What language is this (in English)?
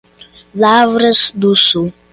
Portuguese